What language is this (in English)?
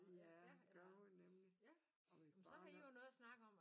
Danish